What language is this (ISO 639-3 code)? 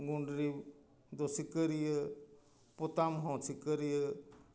sat